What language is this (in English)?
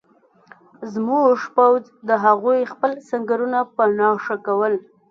Pashto